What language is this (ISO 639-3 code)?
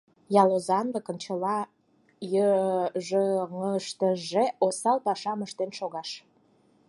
chm